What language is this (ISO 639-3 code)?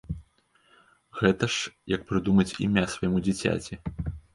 bel